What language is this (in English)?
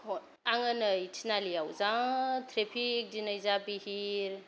Bodo